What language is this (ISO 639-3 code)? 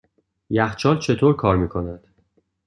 fas